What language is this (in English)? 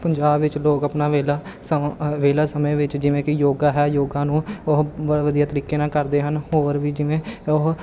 Punjabi